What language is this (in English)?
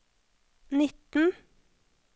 Norwegian